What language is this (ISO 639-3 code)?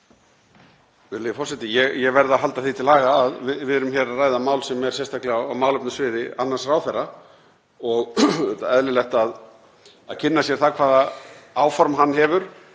isl